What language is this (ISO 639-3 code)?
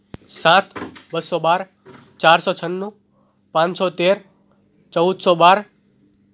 guj